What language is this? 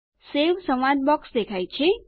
Gujarati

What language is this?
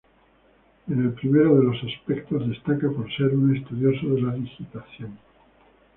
Spanish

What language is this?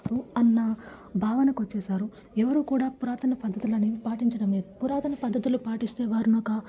Telugu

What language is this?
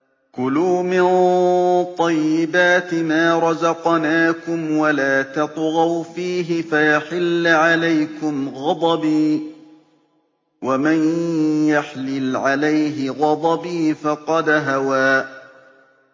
Arabic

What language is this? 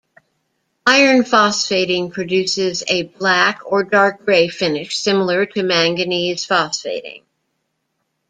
English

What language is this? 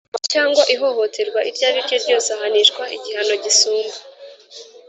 Kinyarwanda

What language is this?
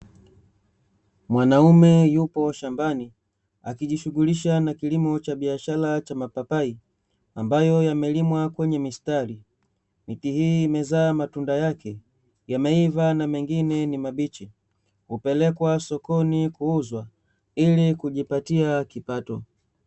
Swahili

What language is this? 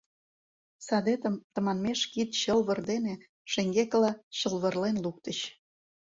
Mari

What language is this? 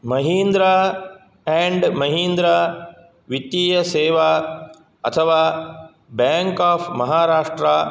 Sanskrit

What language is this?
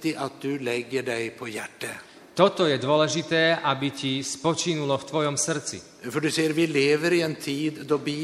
Slovak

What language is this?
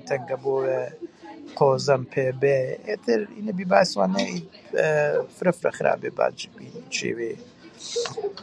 Gurani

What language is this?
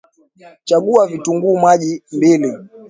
Swahili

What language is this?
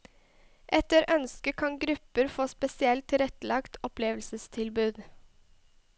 Norwegian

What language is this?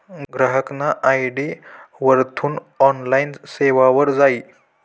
Marathi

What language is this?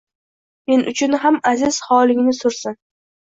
Uzbek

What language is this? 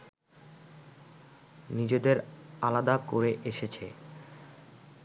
Bangla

